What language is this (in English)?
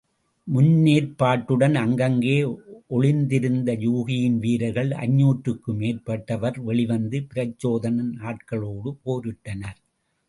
Tamil